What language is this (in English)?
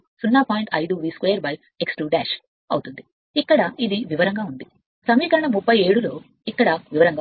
Telugu